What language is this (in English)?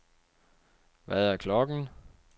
Danish